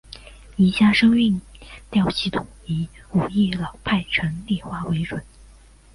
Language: Chinese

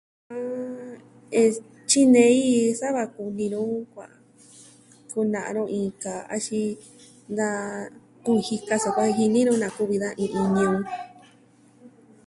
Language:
Southwestern Tlaxiaco Mixtec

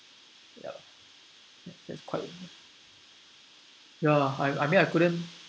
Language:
English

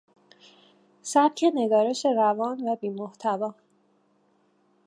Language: Persian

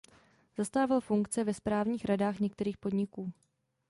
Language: Czech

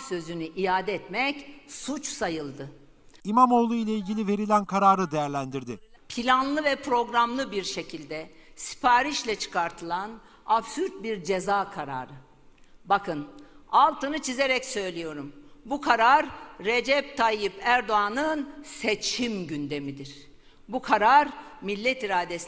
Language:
Turkish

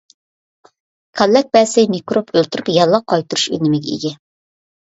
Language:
Uyghur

